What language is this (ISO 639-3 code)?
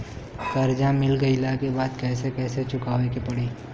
bho